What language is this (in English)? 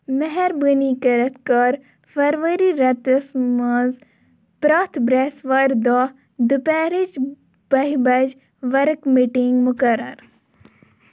Kashmiri